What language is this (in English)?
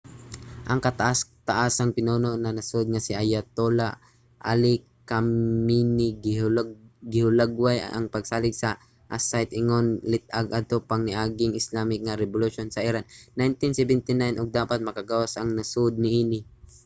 Cebuano